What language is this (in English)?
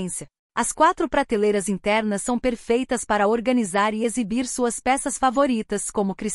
Portuguese